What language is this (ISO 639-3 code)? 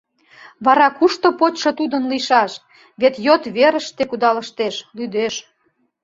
chm